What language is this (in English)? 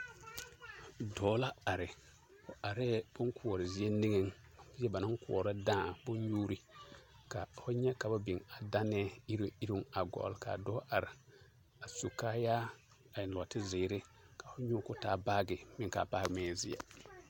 Southern Dagaare